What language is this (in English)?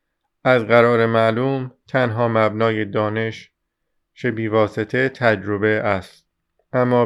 Persian